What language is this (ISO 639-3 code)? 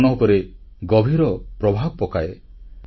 ori